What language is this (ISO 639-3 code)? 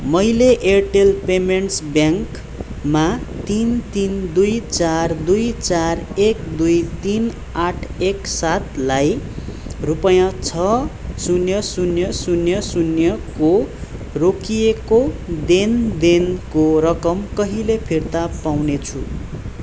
nep